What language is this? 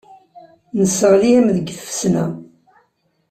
Kabyle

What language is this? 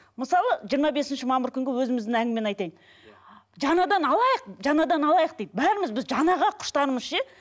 Kazakh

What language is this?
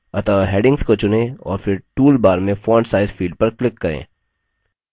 Hindi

